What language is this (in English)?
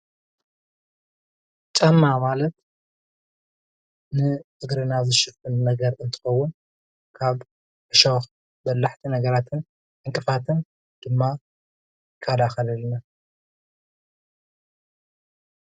Tigrinya